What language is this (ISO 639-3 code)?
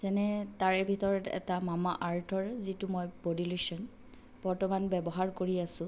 asm